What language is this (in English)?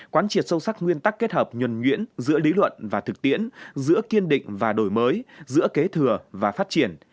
Vietnamese